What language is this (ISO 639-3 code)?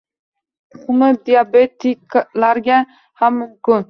uzb